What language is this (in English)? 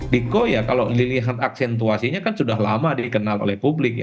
Indonesian